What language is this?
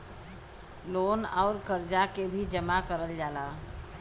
Bhojpuri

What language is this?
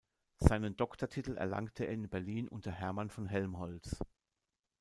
German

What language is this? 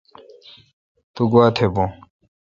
Kalkoti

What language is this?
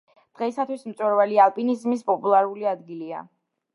Georgian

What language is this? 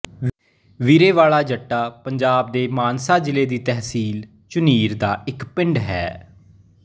Punjabi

